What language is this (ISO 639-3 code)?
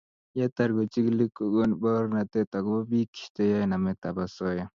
kln